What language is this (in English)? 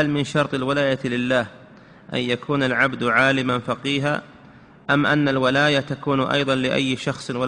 Arabic